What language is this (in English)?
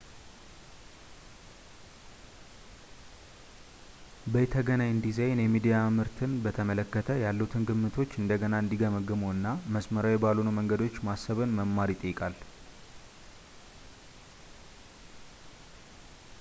Amharic